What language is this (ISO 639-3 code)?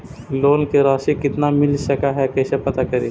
mag